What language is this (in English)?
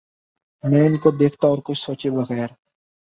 Urdu